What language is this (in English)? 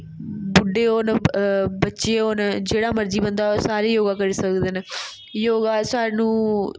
Dogri